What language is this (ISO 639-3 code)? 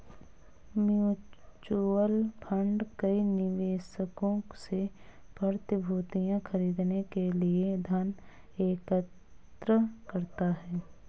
hin